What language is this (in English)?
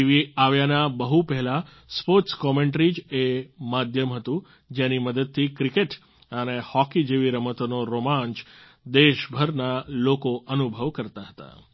Gujarati